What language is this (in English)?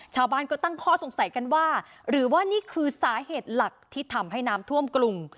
Thai